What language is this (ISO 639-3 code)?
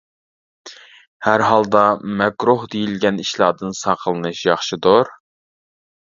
uig